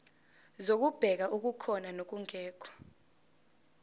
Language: Zulu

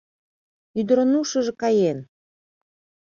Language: Mari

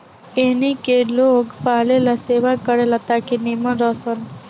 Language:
Bhojpuri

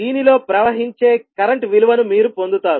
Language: Telugu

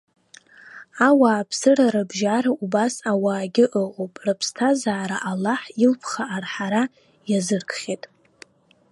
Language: Abkhazian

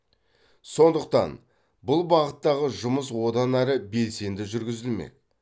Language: Kazakh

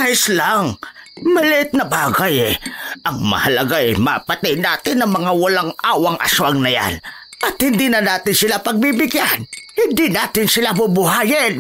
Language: Filipino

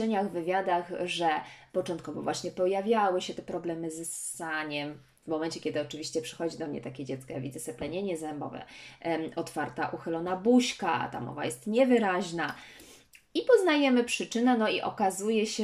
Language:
Polish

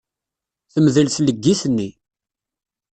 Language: Kabyle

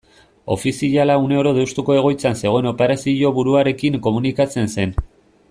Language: Basque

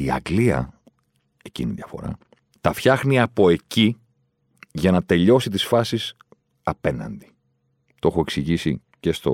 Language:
Greek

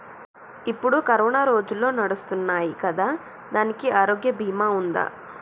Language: Telugu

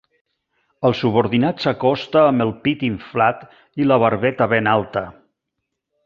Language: Catalan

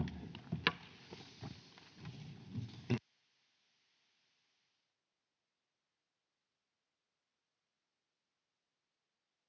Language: Finnish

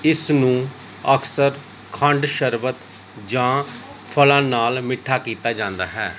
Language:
Punjabi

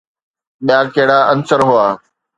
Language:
Sindhi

